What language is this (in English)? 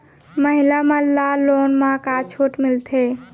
Chhattisgarhi